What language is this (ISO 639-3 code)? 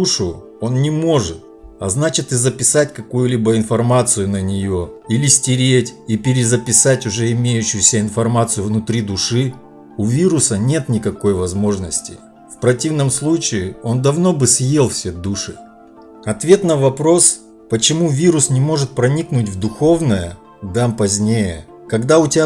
rus